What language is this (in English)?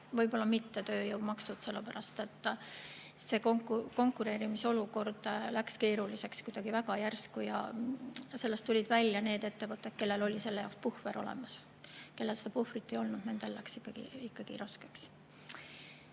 Estonian